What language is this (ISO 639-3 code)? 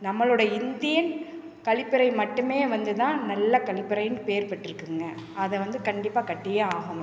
tam